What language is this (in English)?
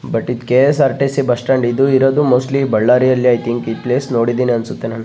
Kannada